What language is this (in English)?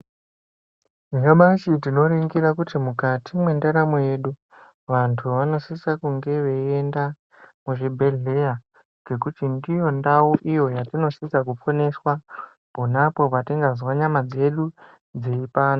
Ndau